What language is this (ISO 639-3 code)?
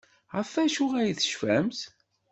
kab